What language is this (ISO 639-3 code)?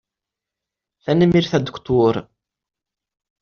kab